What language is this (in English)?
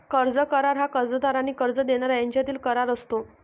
Marathi